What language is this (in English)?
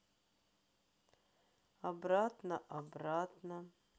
Russian